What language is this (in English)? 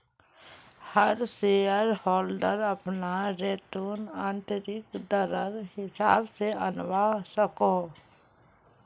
Magahi